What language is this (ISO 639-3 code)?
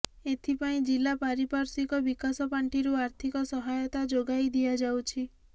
ori